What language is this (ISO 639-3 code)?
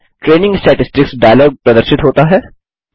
hin